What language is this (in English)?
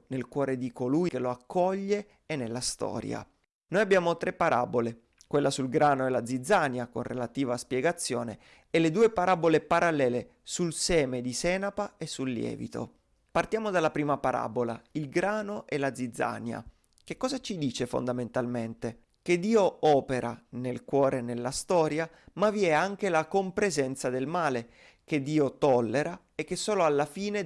Italian